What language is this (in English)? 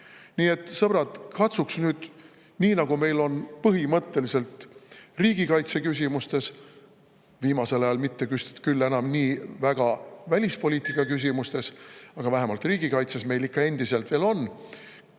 Estonian